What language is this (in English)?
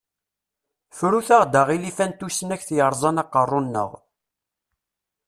Kabyle